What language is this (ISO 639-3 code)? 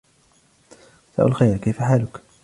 ara